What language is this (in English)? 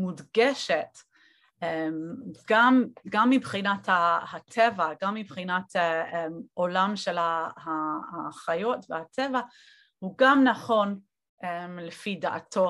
Hebrew